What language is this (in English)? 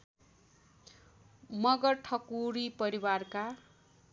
Nepali